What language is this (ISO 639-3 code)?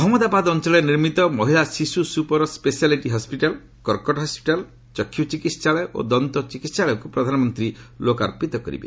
ori